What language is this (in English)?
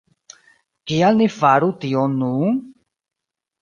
Esperanto